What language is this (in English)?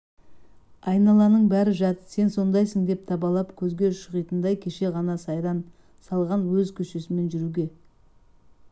Kazakh